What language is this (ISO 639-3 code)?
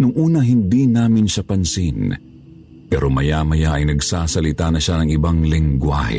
fil